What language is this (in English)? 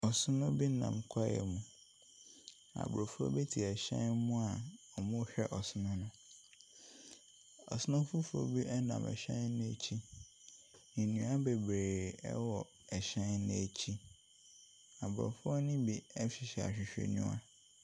Akan